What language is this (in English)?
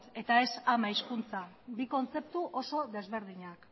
Basque